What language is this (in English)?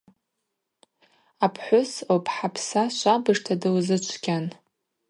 Abaza